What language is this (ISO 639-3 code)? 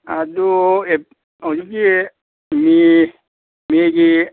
mni